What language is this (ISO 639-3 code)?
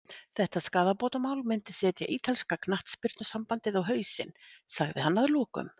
isl